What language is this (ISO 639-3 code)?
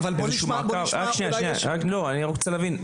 heb